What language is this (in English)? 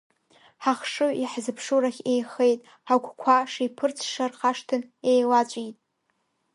Abkhazian